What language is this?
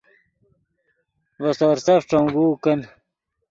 Yidgha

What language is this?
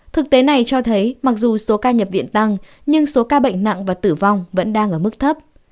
Vietnamese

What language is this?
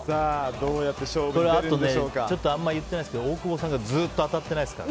Japanese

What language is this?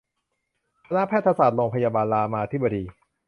Thai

